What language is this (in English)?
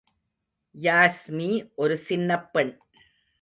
Tamil